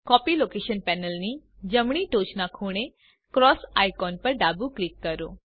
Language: Gujarati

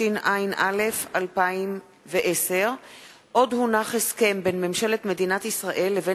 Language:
Hebrew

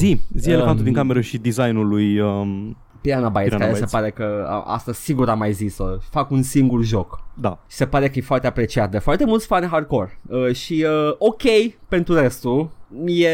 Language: Romanian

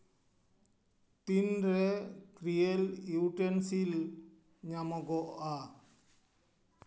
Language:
Santali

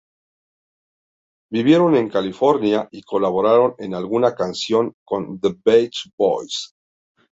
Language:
Spanish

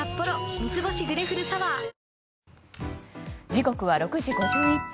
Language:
Japanese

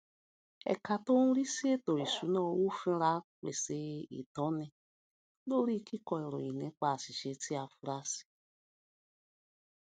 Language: Yoruba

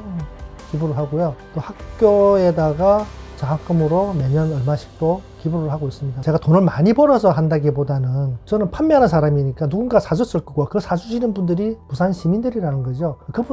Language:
Korean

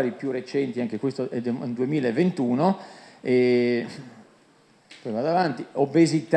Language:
Italian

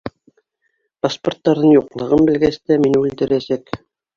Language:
Bashkir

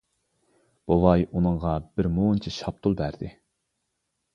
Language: Uyghur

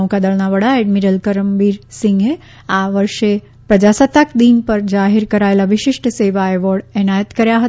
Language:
Gujarati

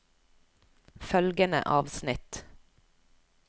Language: Norwegian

